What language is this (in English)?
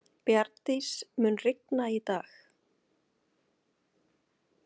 Icelandic